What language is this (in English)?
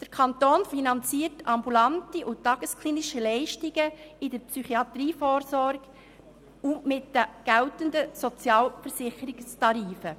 Swiss German